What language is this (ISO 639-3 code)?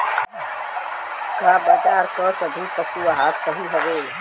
bho